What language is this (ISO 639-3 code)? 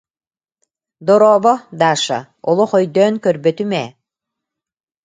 sah